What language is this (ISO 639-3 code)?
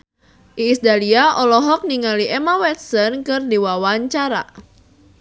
sun